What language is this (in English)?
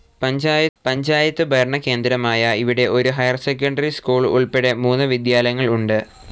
Malayalam